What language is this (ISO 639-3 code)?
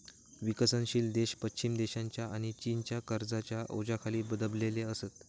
mar